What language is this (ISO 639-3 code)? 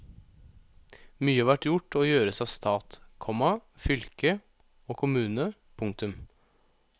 nor